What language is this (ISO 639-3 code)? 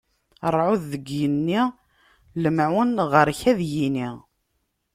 kab